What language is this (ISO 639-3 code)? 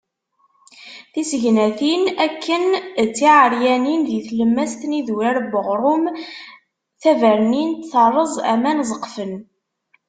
kab